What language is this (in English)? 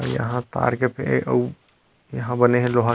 Chhattisgarhi